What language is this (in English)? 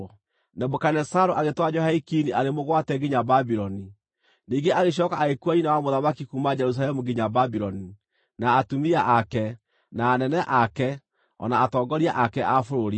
Kikuyu